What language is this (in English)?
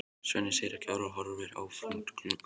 Icelandic